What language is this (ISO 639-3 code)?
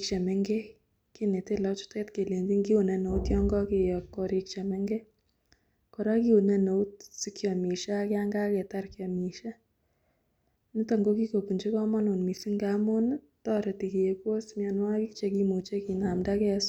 kln